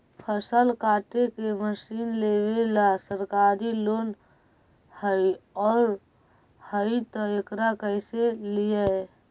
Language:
Magahi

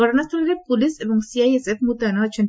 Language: Odia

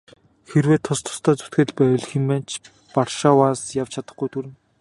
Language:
Mongolian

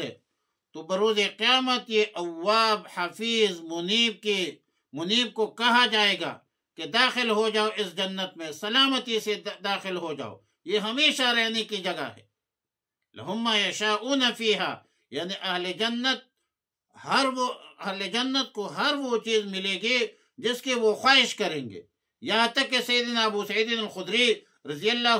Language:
Arabic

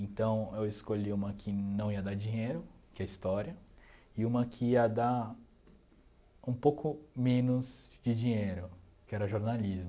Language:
Portuguese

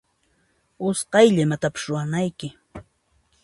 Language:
Puno Quechua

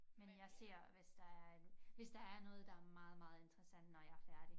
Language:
Danish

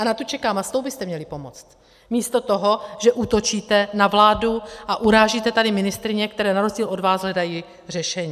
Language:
Czech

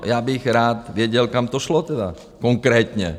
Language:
Czech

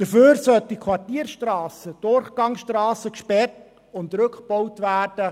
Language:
Swiss German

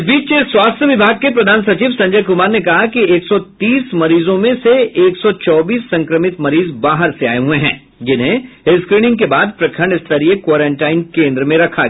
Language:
Hindi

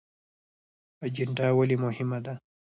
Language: Pashto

